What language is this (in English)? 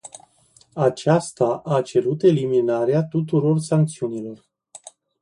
Romanian